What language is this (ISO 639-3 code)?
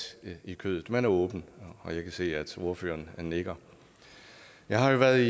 dan